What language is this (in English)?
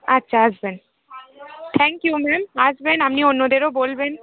Bangla